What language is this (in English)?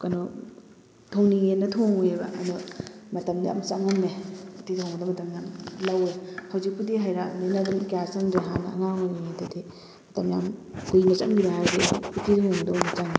Manipuri